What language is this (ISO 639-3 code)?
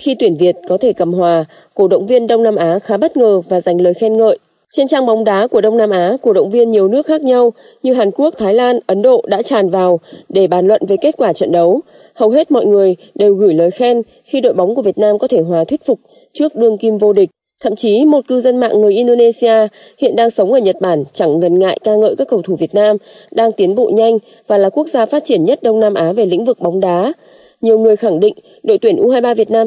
vie